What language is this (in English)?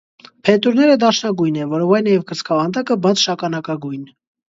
Armenian